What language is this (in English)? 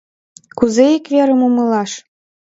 Mari